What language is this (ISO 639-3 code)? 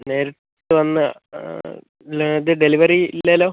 mal